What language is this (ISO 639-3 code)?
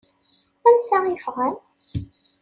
kab